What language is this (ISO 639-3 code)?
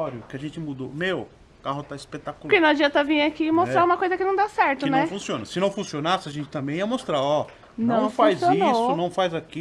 por